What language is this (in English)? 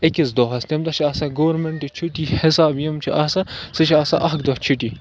Kashmiri